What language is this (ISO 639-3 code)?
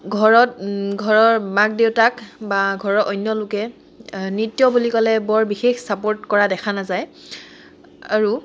asm